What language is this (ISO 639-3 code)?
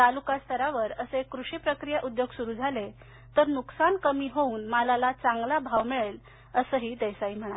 mar